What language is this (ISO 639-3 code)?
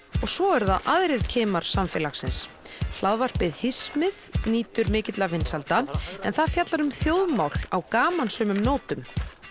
isl